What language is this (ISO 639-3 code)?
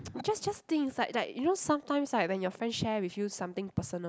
eng